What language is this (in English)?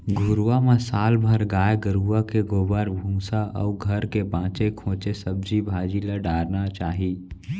Chhattisgarhi